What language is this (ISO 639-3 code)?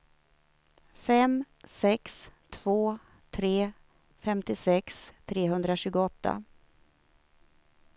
swe